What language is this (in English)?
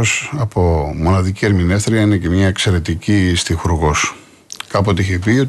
Greek